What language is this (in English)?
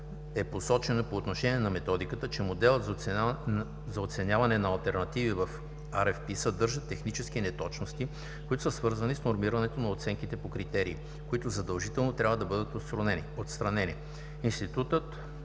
Bulgarian